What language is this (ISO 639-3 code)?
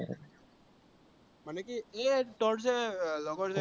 asm